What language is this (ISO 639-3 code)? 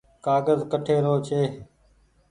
gig